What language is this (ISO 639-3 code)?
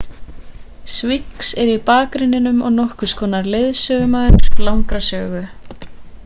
isl